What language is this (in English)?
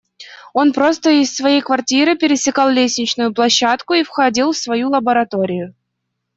Russian